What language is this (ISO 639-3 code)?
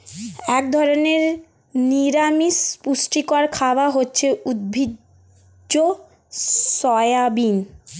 ben